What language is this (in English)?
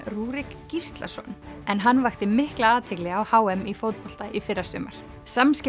Icelandic